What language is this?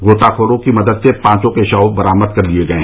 Hindi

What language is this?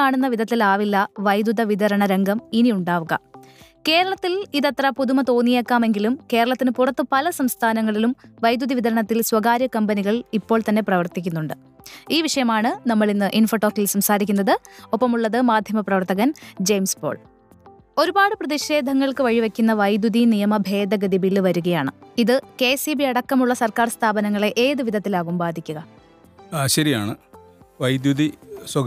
Malayalam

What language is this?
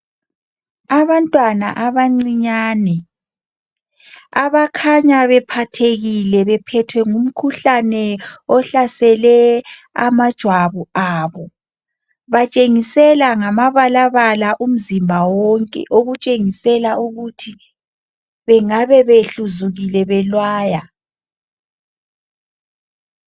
North Ndebele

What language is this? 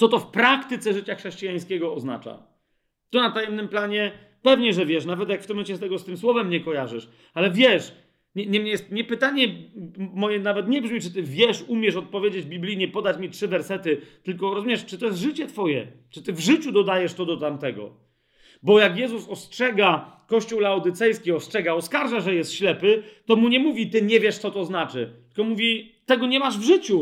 Polish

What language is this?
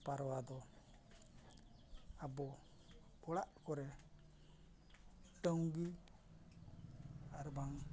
Santali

